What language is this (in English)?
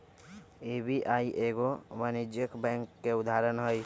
Magahi